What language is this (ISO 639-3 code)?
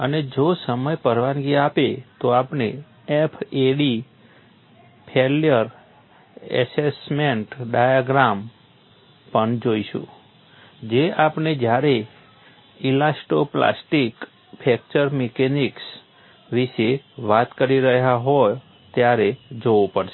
guj